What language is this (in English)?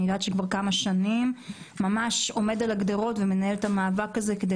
Hebrew